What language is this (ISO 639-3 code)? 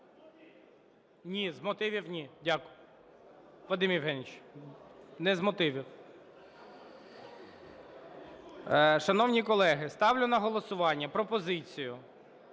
ukr